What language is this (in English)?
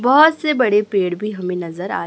Hindi